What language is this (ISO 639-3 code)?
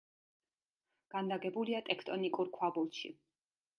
kat